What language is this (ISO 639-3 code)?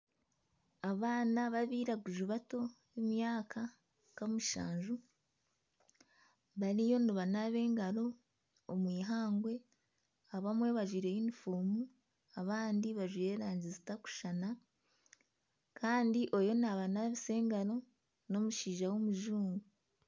nyn